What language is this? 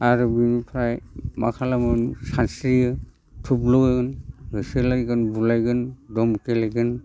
Bodo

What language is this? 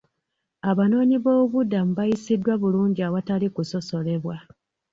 Ganda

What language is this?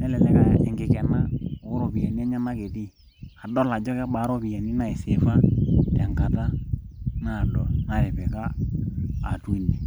Masai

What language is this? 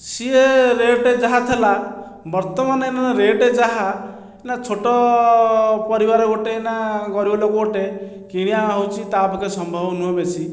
Odia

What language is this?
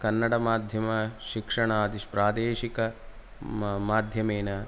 Sanskrit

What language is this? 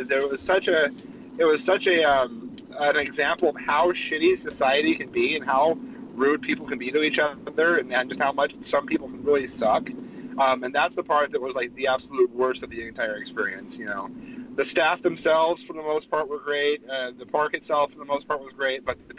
English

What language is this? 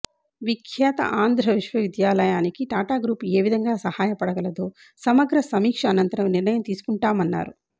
Telugu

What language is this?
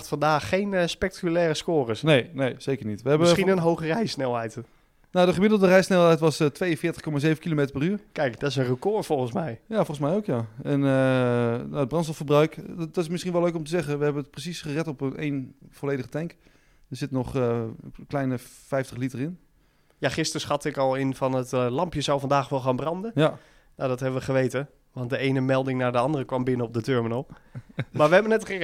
Dutch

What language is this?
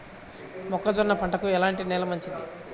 Telugu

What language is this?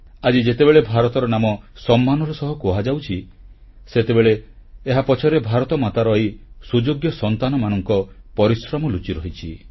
Odia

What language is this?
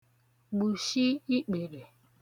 Igbo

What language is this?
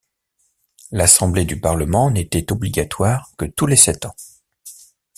French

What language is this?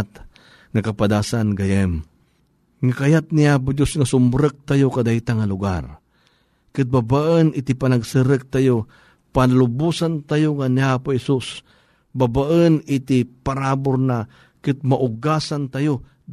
Filipino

